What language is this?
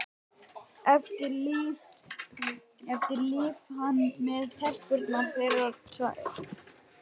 Icelandic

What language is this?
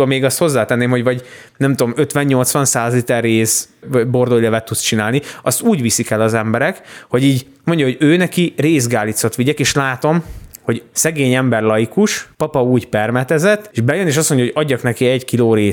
Hungarian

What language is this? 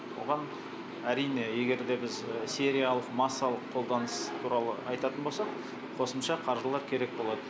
Kazakh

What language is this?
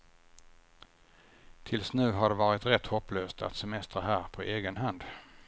Swedish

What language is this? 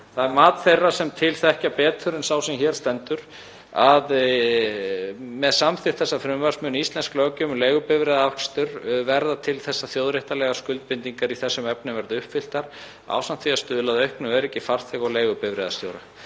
Icelandic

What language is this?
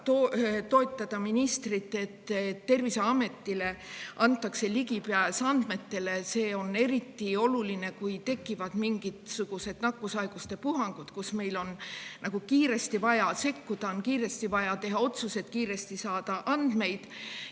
Estonian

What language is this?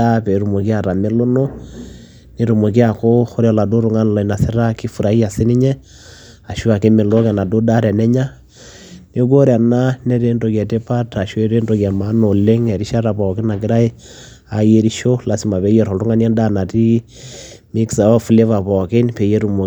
Masai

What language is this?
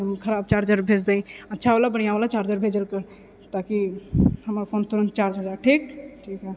Maithili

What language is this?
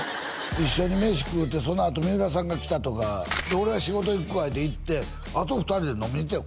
Japanese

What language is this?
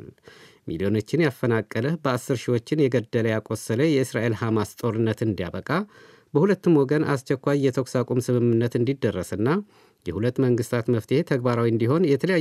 Amharic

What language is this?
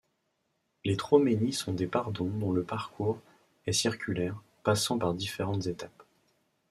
French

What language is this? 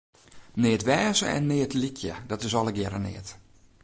Western Frisian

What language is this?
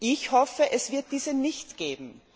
German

